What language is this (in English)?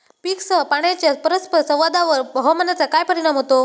Marathi